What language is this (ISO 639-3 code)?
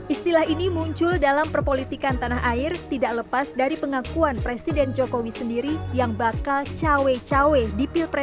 ind